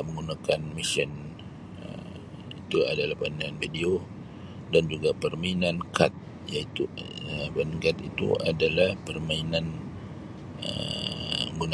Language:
Sabah Malay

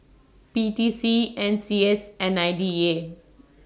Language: English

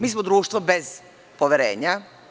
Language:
Serbian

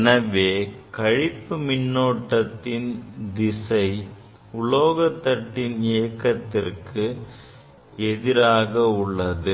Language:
Tamil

